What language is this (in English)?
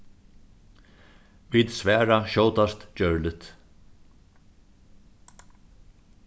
Faroese